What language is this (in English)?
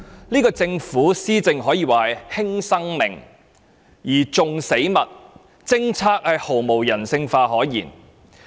Cantonese